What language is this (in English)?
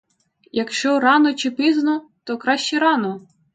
Ukrainian